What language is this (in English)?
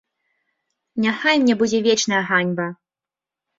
Belarusian